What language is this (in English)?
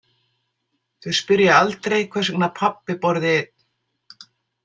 Icelandic